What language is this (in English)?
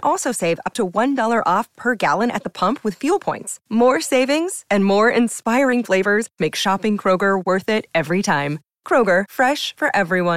Italian